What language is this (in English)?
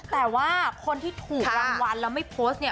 Thai